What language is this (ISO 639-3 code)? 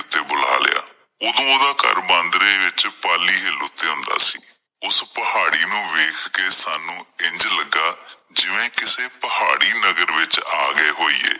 pan